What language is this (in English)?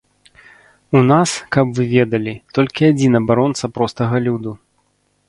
Belarusian